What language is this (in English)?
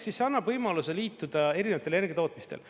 Estonian